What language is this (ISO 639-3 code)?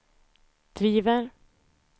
swe